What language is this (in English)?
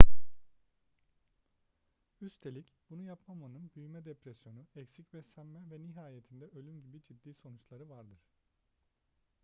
Turkish